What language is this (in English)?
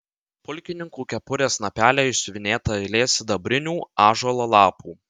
Lithuanian